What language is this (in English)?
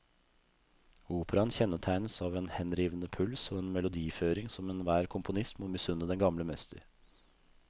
Norwegian